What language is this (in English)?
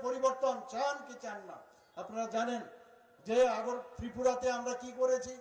Bangla